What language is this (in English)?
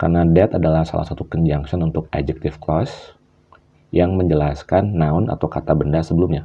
Indonesian